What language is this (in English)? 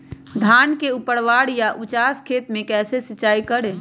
Magahi